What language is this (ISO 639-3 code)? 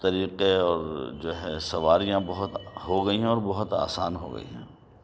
urd